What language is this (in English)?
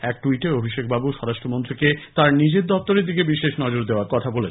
Bangla